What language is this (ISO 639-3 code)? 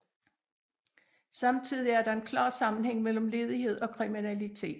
dan